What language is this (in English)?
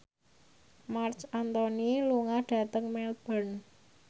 Javanese